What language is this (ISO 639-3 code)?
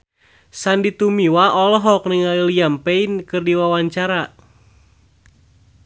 sun